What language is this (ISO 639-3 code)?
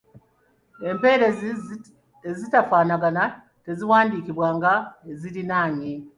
lug